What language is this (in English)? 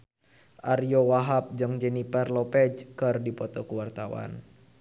Sundanese